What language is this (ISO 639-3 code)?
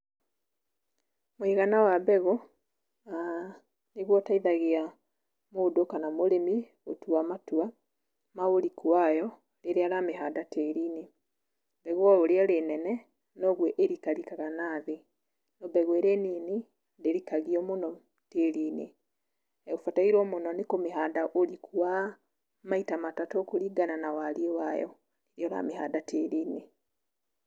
kik